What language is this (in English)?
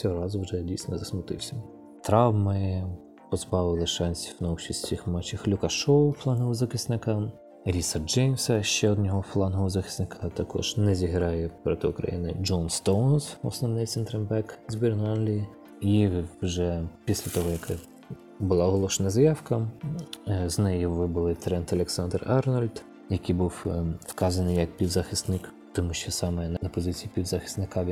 Ukrainian